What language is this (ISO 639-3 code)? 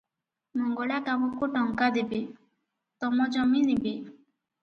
ori